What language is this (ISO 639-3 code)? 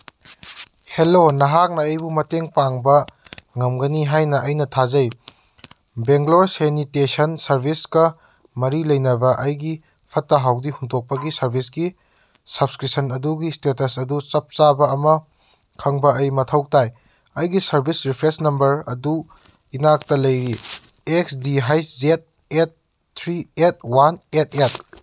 mni